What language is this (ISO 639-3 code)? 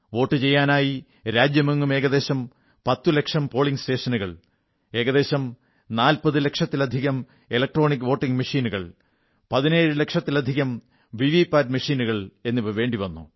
mal